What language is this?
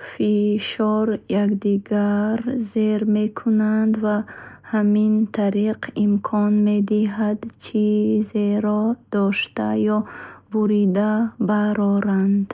Bukharic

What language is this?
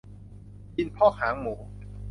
Thai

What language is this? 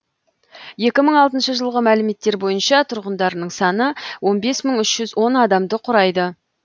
Kazakh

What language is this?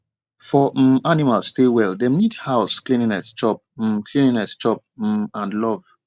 Nigerian Pidgin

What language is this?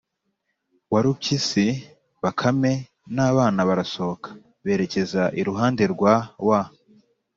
Kinyarwanda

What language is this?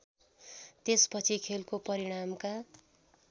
Nepali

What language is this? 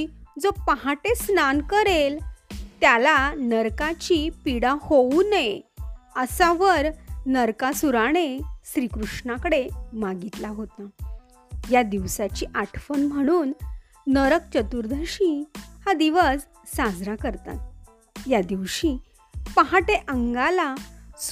Marathi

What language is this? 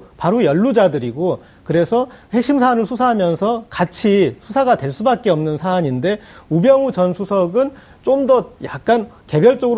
Korean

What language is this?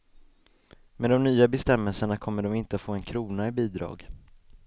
Swedish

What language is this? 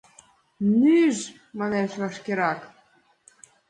Mari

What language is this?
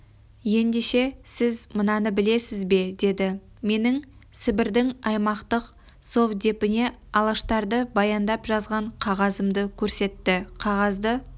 Kazakh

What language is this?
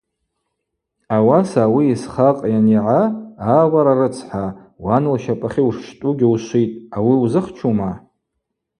Abaza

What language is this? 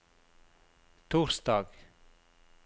Norwegian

